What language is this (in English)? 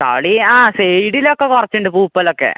Malayalam